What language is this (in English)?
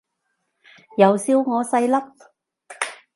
Cantonese